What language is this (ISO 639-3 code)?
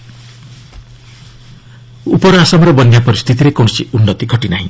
ori